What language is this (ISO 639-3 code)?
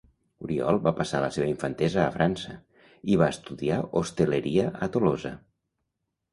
cat